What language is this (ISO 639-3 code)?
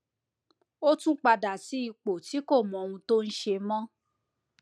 yor